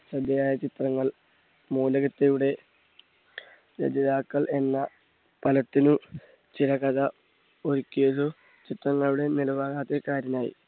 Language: Malayalam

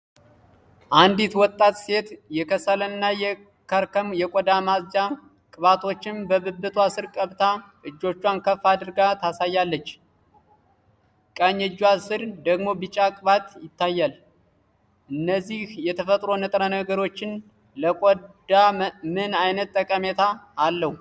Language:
Amharic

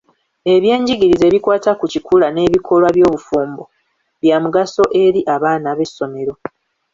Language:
Ganda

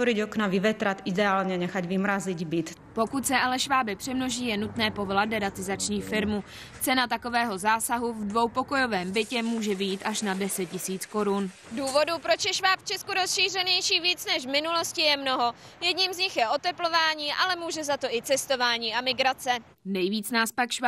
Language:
Czech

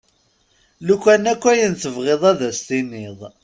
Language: Kabyle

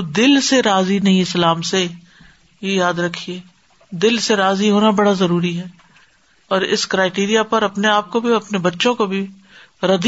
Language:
Urdu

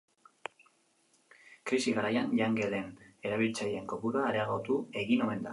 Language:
Basque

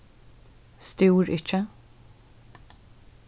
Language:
Faroese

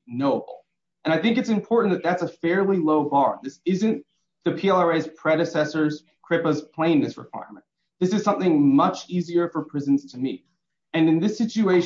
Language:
English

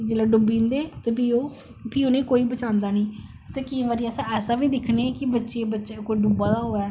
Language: Dogri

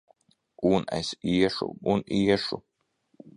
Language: Latvian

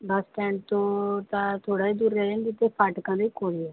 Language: Punjabi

